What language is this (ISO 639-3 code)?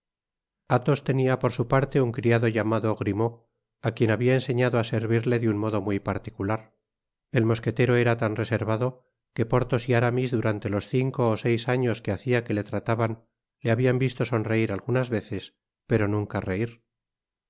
spa